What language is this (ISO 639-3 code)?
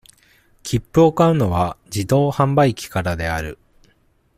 jpn